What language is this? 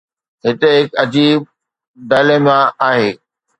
Sindhi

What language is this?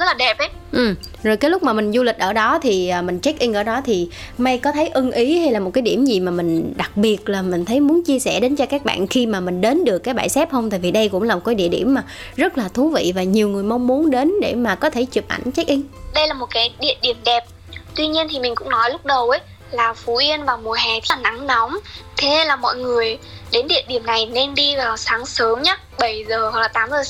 Vietnamese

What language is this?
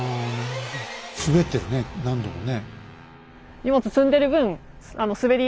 Japanese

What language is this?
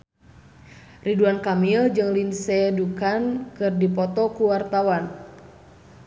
Sundanese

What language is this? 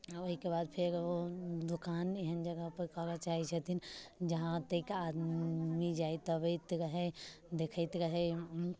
Maithili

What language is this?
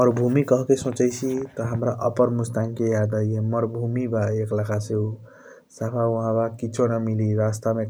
Kochila Tharu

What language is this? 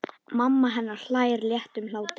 Icelandic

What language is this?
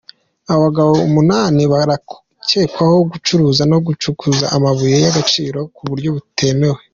Kinyarwanda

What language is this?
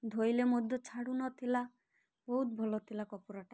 Odia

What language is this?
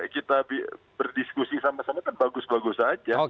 Indonesian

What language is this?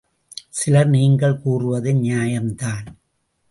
Tamil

